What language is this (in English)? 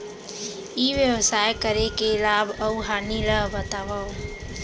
Chhattisgarhi